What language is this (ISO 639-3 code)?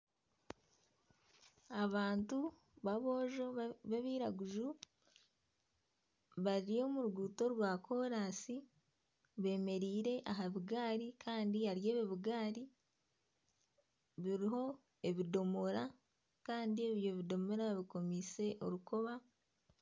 nyn